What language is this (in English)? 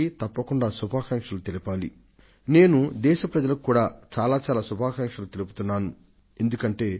Telugu